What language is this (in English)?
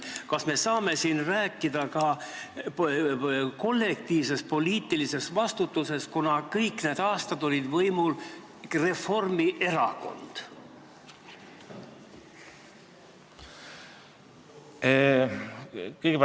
Estonian